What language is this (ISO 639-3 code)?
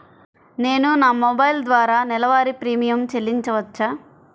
tel